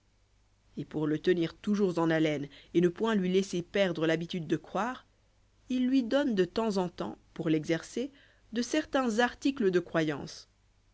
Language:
French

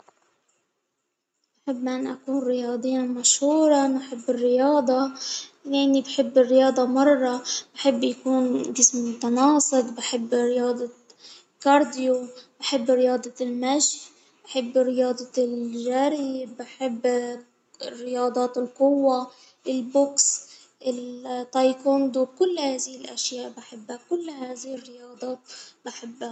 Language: Hijazi Arabic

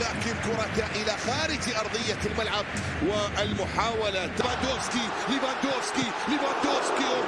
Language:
Arabic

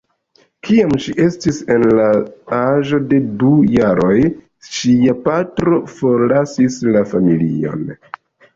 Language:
Esperanto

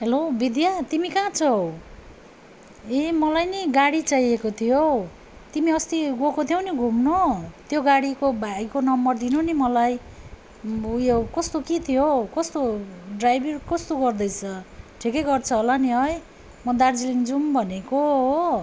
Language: Nepali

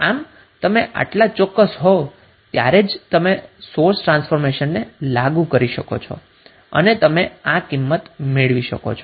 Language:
Gujarati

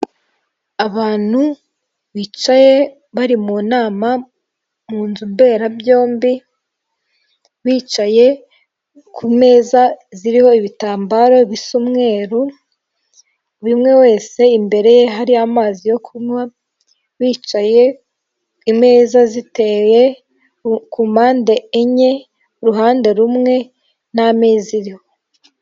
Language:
Kinyarwanda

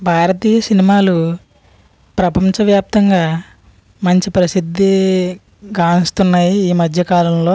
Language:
Telugu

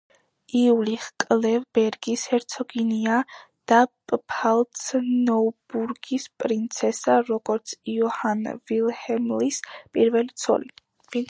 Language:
Georgian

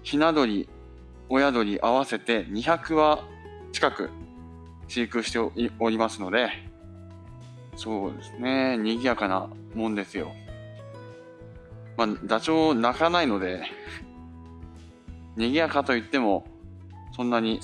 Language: Japanese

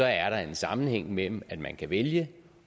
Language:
Danish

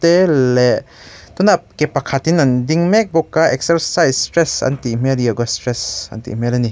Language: Mizo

